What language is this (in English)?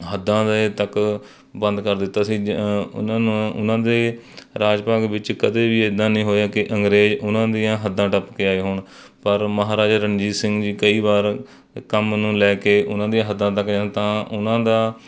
Punjabi